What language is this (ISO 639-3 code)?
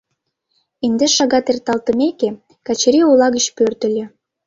chm